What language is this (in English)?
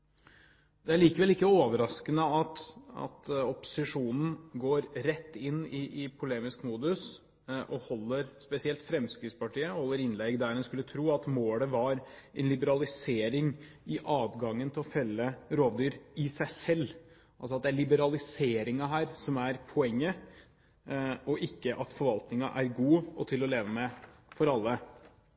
Norwegian Bokmål